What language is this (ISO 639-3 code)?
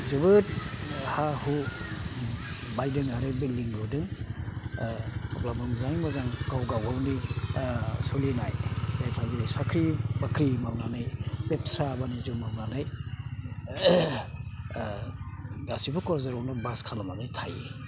brx